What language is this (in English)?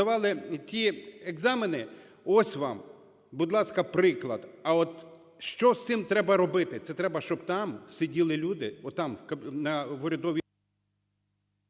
Ukrainian